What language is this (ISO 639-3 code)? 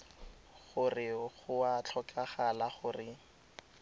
tsn